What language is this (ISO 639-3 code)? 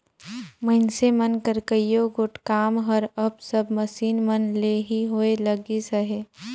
hne